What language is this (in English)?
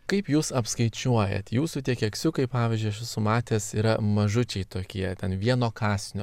Lithuanian